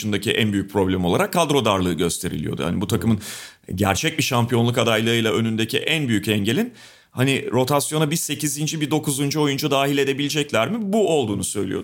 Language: Turkish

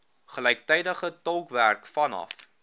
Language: Afrikaans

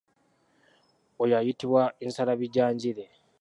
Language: Ganda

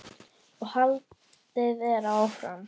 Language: Icelandic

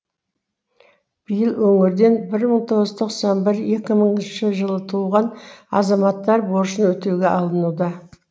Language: Kazakh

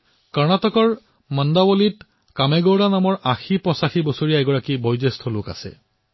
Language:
Assamese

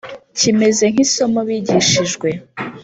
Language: Kinyarwanda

